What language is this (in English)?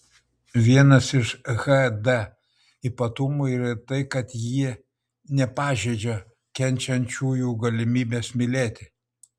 Lithuanian